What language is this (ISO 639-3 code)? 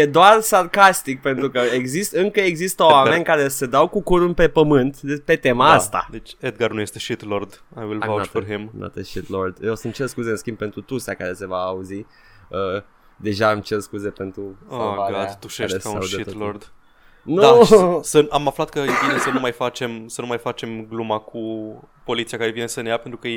ron